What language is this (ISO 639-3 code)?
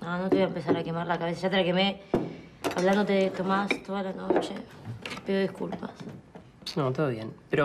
spa